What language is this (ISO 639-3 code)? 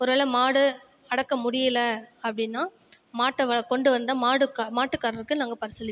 tam